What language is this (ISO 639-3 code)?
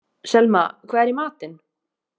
isl